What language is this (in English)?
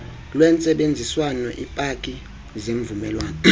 Xhosa